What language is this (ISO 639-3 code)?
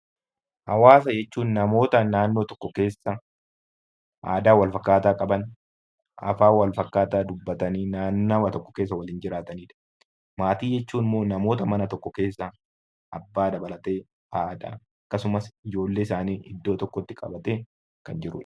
orm